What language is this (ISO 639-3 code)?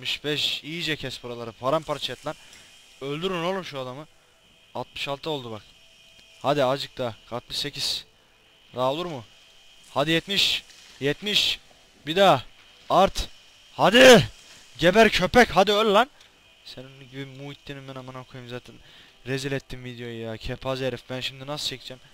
tur